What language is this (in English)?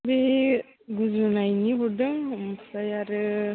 Bodo